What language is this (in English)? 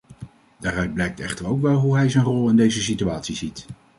Dutch